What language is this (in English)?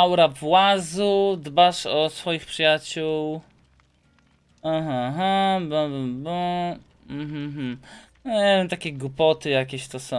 Polish